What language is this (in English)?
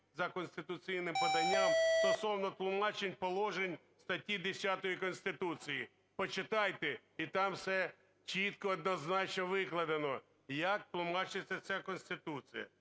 Ukrainian